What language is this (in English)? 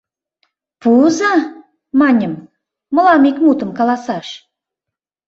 Mari